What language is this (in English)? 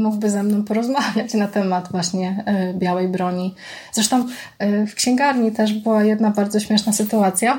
Polish